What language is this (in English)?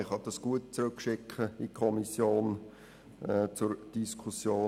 Swiss German